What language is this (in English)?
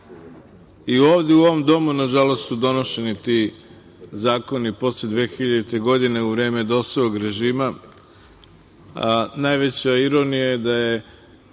Serbian